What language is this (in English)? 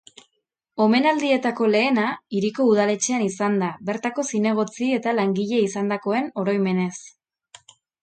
Basque